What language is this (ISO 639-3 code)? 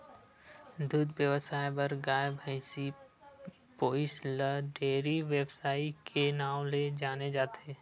hne